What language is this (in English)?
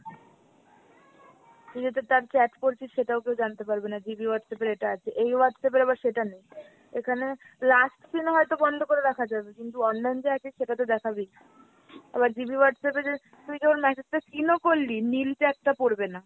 Bangla